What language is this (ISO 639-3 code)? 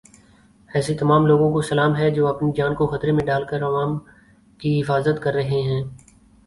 urd